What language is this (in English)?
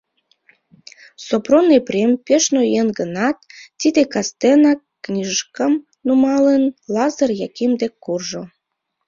Mari